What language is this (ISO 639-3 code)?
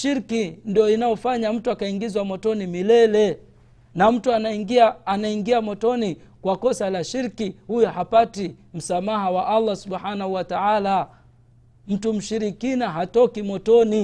swa